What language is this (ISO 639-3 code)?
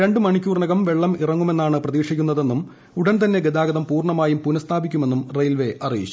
mal